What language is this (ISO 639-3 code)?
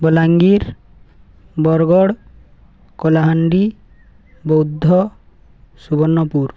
ori